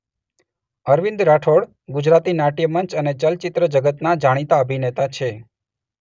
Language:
Gujarati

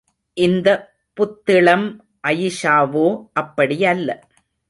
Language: Tamil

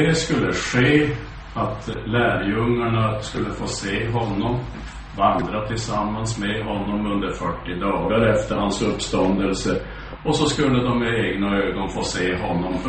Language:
Swedish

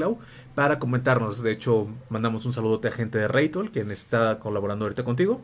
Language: Spanish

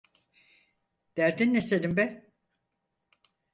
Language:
Turkish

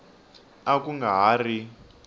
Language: Tsonga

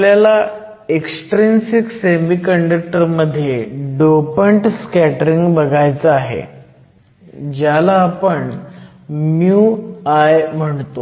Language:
Marathi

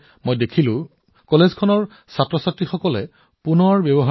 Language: Assamese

